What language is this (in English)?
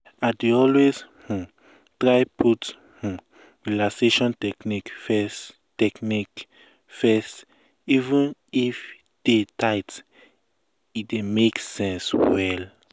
Nigerian Pidgin